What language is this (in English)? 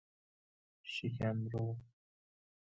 Persian